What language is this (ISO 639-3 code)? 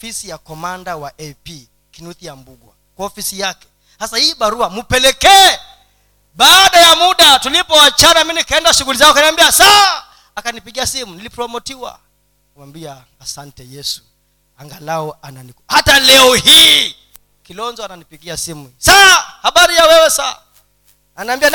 swa